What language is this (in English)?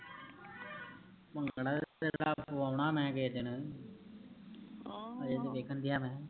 Punjabi